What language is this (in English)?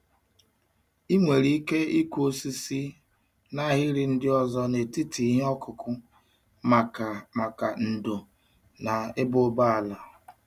Igbo